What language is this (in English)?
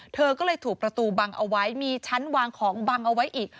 Thai